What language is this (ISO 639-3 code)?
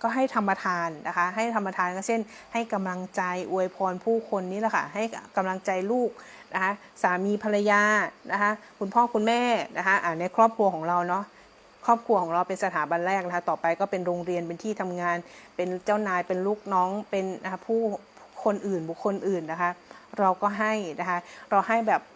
tha